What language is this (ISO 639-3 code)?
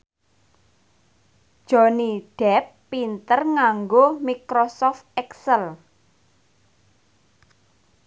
jav